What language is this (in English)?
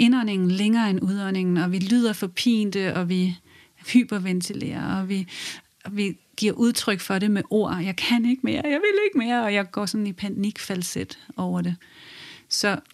Danish